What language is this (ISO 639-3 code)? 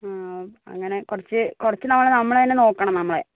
mal